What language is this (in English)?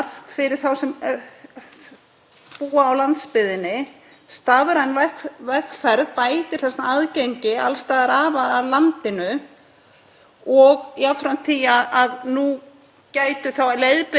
Icelandic